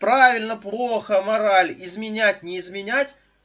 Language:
Russian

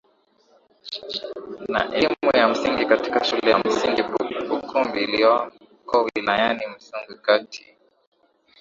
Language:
Swahili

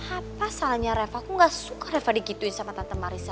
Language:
Indonesian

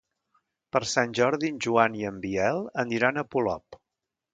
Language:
Catalan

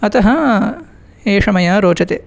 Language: Sanskrit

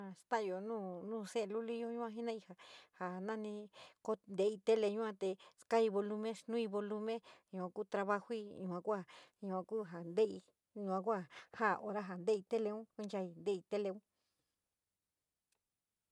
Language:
San Miguel El Grande Mixtec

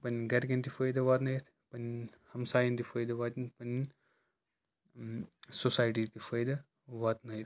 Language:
Kashmiri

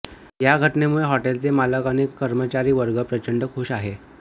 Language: Marathi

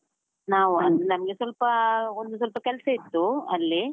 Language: Kannada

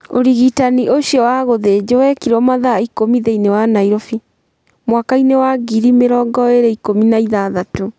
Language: Kikuyu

